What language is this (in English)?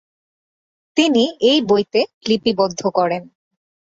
Bangla